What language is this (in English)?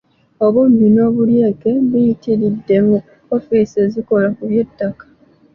Ganda